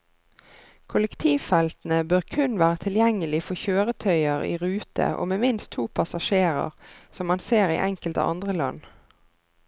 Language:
Norwegian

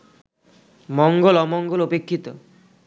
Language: Bangla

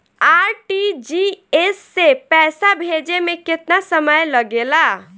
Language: Bhojpuri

